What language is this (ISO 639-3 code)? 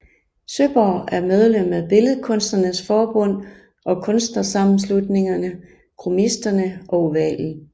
dan